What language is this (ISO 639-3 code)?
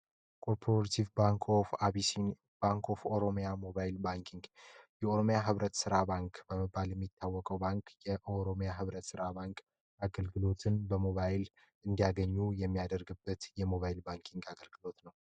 amh